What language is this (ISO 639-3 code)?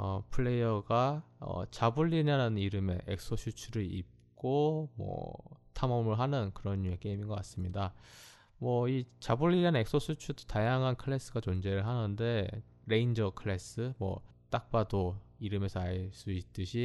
kor